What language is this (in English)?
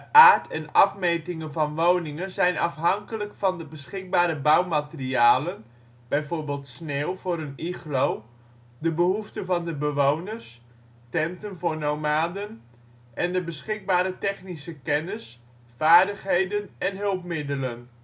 Dutch